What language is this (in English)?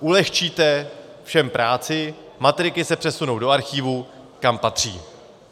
Czech